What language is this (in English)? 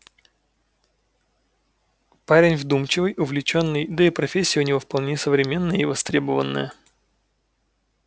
Russian